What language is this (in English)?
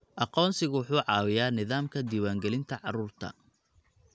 Somali